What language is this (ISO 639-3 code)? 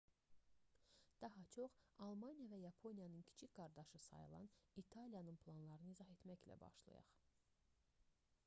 aze